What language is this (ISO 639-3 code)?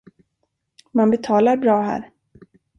swe